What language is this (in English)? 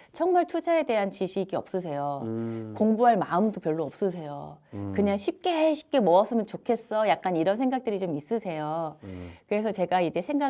Korean